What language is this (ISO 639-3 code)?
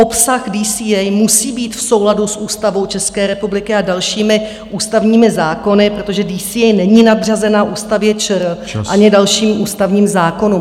ces